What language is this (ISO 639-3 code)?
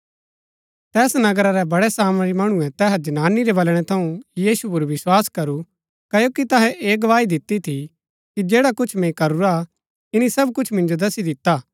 gbk